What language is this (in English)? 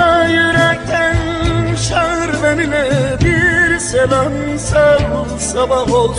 Turkish